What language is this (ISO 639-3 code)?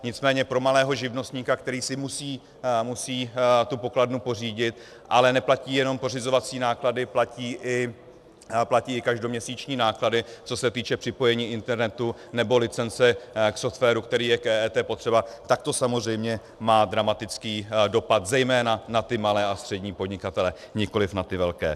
ces